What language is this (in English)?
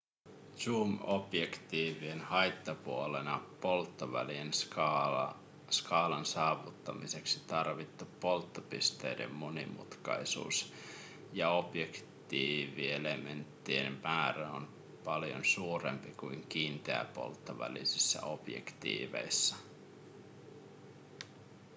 Finnish